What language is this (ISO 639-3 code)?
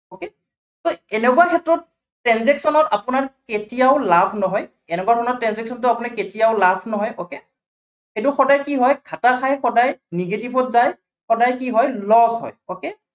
asm